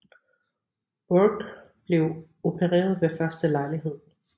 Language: Danish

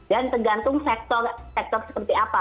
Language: Indonesian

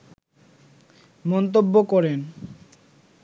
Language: Bangla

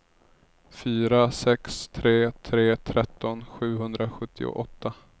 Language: Swedish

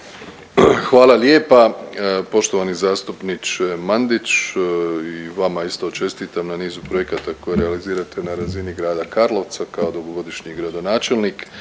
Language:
Croatian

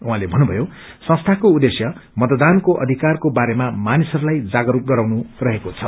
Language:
Nepali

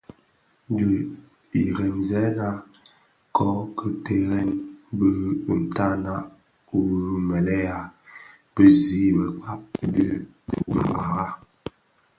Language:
Bafia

